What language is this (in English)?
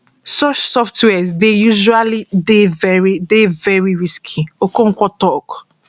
Nigerian Pidgin